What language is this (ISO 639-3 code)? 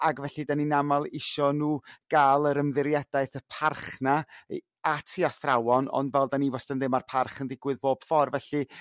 cym